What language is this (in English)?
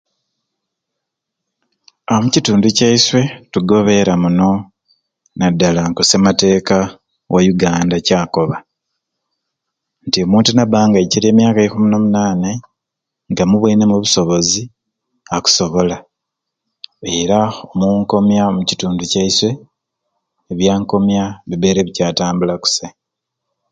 Ruuli